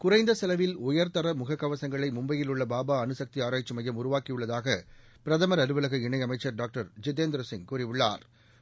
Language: Tamil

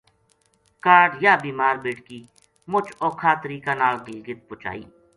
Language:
Gujari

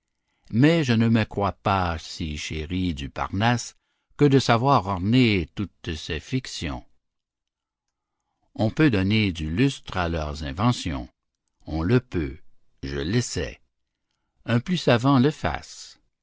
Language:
French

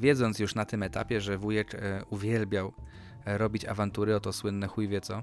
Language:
Polish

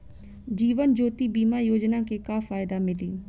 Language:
Bhojpuri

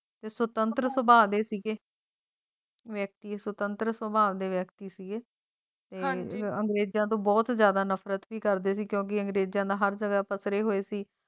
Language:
Punjabi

